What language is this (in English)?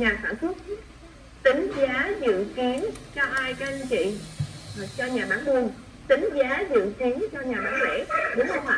Vietnamese